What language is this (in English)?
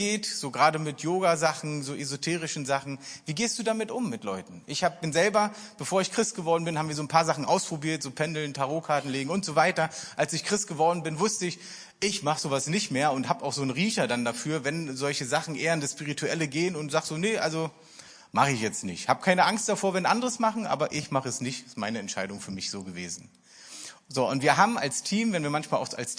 German